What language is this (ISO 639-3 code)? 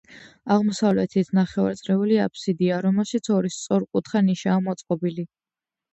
kat